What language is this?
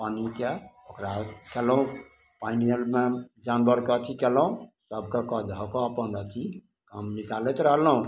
Maithili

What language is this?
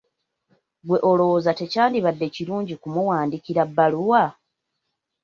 Ganda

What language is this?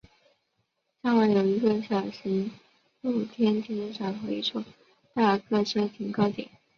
Chinese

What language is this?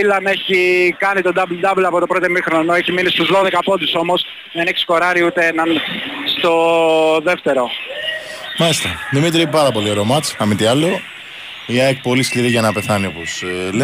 Greek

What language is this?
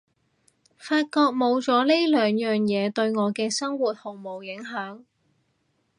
Cantonese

